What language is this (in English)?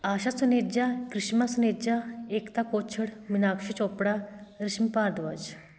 Punjabi